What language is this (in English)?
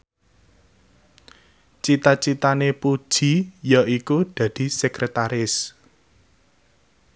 Javanese